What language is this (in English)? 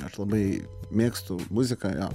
Lithuanian